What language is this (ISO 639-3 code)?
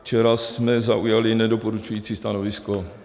ces